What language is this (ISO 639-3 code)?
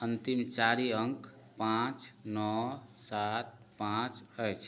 mai